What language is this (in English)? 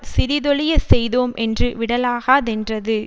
Tamil